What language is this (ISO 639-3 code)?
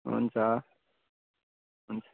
nep